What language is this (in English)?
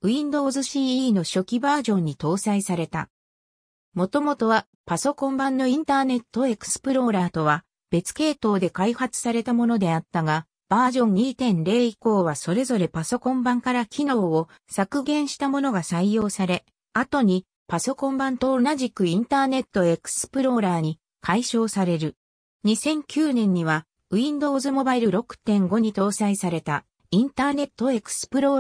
Japanese